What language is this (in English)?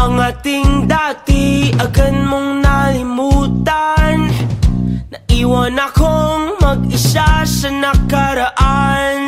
Filipino